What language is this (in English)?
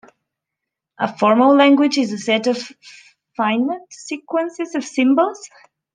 English